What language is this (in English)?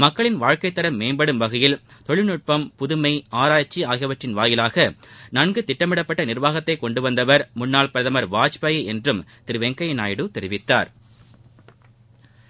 Tamil